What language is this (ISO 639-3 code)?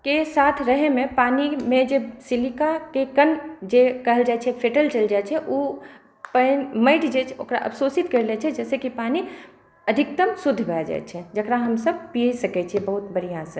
mai